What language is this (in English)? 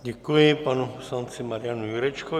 Czech